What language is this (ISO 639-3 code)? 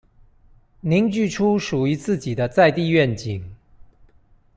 zho